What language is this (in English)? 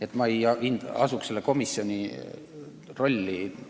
Estonian